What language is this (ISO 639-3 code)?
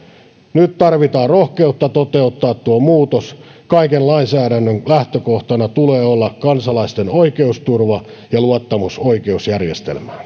fin